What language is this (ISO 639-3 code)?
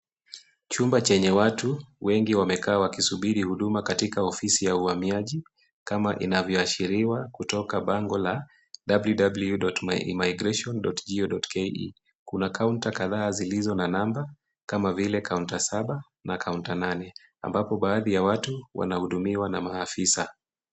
swa